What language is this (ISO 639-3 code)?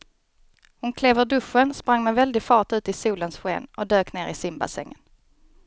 swe